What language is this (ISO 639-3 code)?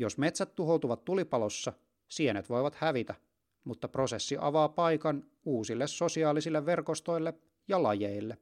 fin